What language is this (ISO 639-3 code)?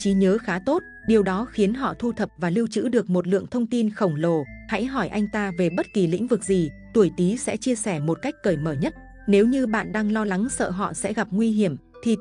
vie